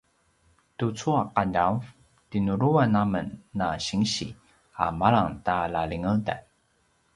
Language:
Paiwan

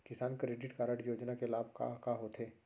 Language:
Chhattisgarhi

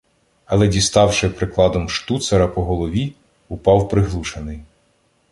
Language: Ukrainian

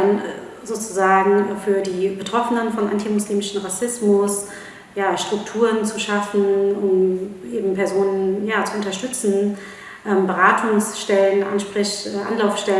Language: German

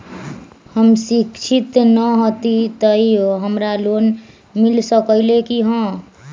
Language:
Magahi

